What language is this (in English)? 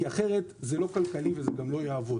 Hebrew